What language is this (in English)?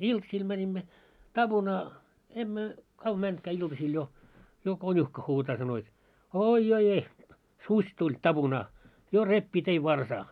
Finnish